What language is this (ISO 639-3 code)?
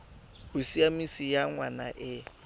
tsn